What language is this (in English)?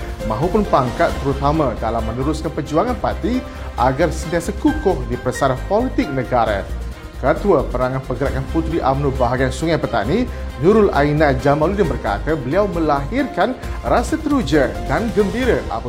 Malay